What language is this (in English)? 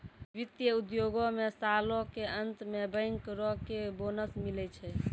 Maithili